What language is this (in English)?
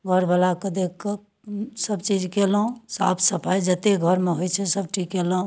Maithili